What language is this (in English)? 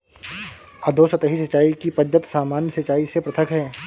Hindi